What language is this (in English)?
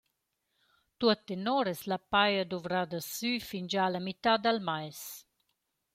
Romansh